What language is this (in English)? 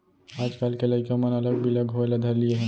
Chhattisgarhi